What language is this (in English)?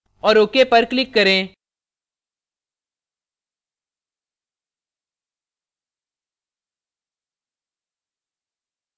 Hindi